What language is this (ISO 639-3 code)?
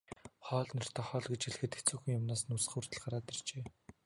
mon